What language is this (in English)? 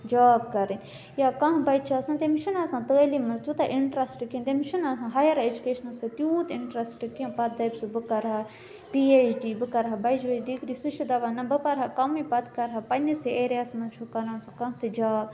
Kashmiri